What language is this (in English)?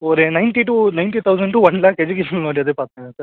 Tamil